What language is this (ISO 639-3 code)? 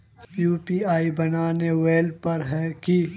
mag